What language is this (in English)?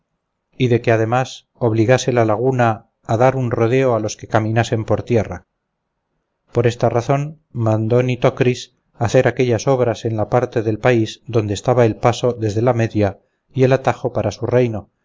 Spanish